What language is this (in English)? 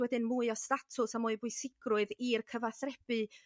Welsh